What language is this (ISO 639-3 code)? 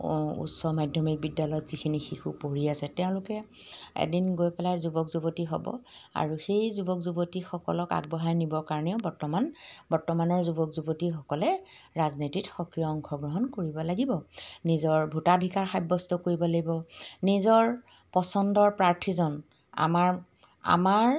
asm